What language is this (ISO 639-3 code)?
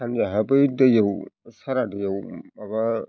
brx